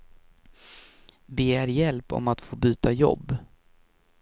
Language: Swedish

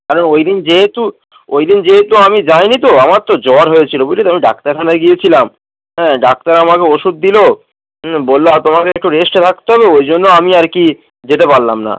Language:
Bangla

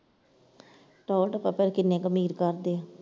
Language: Punjabi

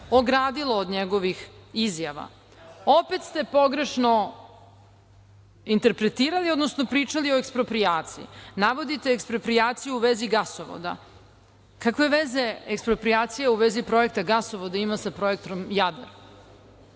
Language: Serbian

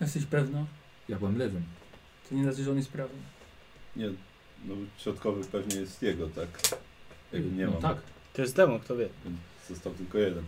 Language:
Polish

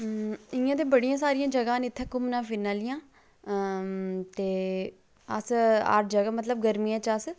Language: Dogri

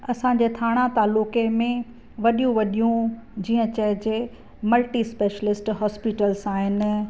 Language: Sindhi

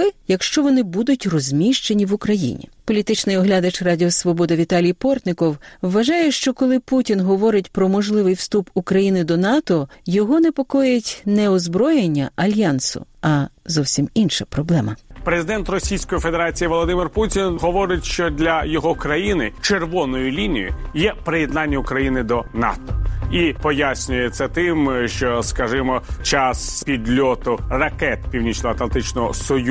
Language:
Ukrainian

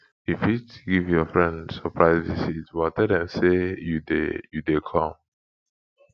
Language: Nigerian Pidgin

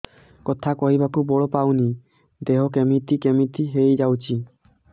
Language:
Odia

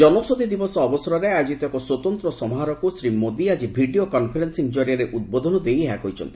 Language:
Odia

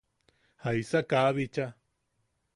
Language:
Yaqui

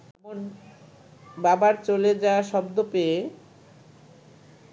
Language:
Bangla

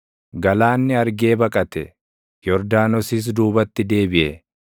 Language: Oromo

